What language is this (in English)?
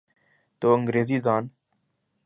Urdu